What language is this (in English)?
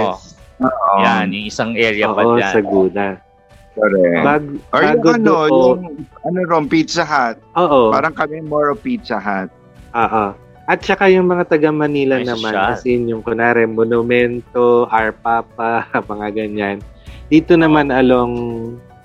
Filipino